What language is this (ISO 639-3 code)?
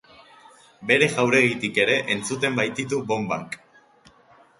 eus